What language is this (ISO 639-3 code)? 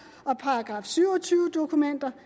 dan